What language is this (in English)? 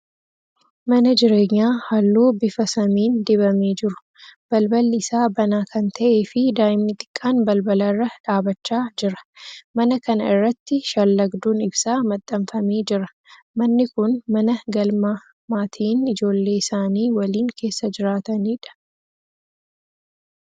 Oromo